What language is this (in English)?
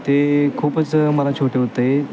Marathi